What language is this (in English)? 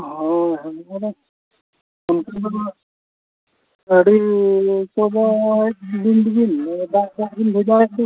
Santali